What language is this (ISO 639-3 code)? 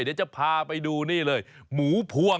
tha